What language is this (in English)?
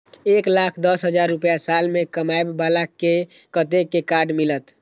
Maithili